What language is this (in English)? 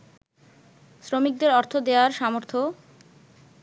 Bangla